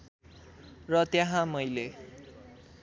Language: Nepali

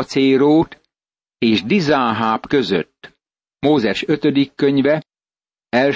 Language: Hungarian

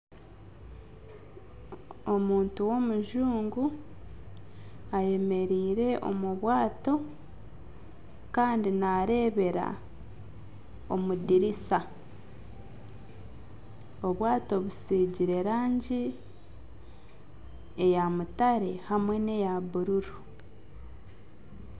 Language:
Nyankole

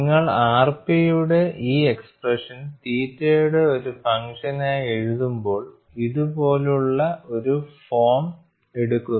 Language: Malayalam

